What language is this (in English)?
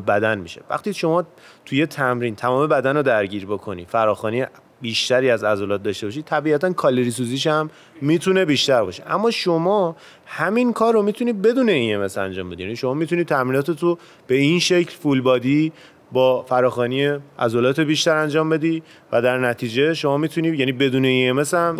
Persian